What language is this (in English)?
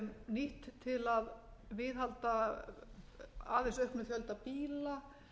Icelandic